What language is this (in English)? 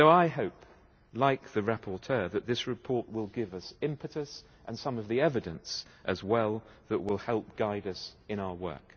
English